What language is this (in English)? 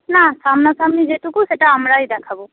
Bangla